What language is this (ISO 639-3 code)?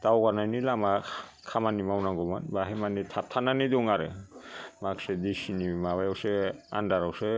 brx